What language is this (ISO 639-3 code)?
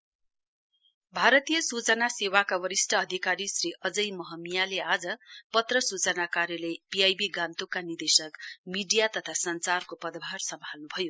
nep